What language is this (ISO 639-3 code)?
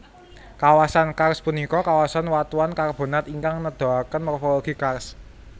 jav